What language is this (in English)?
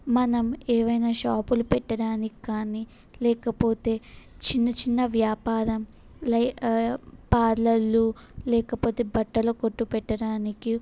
Telugu